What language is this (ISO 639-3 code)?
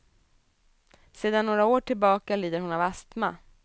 swe